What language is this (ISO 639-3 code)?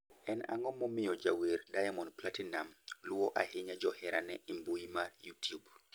luo